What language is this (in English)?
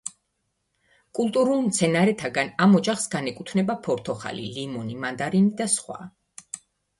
Georgian